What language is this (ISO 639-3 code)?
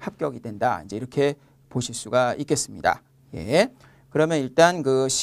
kor